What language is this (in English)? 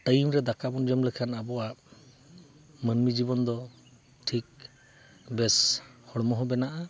Santali